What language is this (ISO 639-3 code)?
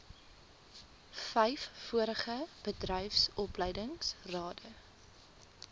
afr